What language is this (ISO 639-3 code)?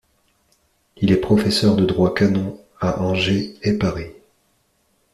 fra